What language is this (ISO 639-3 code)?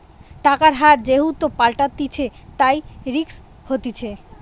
ben